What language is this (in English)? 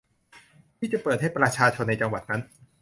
Thai